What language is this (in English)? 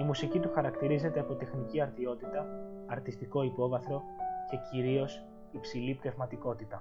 Greek